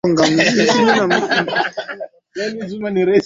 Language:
Swahili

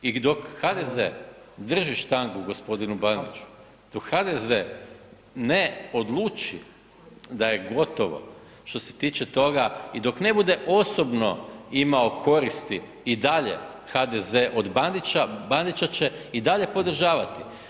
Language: Croatian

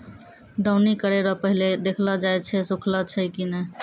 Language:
Maithili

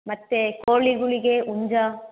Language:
Kannada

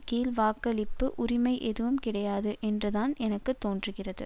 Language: Tamil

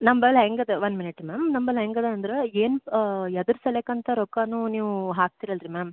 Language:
Kannada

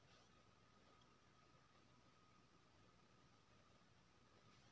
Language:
Maithili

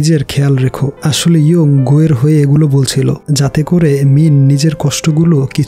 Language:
Hindi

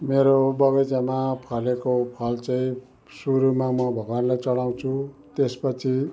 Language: Nepali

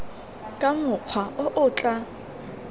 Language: Tswana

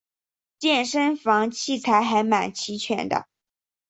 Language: Chinese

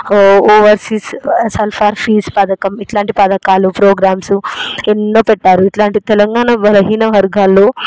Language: Telugu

